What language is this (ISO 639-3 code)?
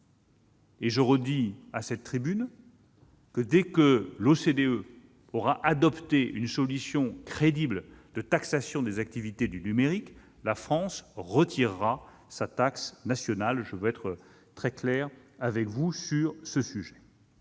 fra